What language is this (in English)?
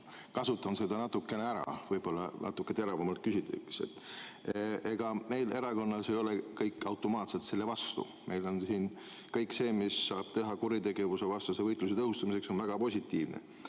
Estonian